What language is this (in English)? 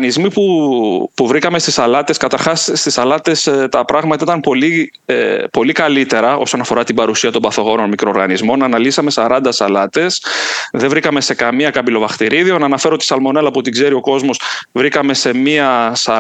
Greek